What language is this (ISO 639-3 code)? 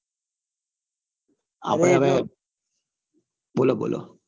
guj